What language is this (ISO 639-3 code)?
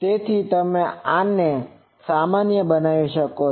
guj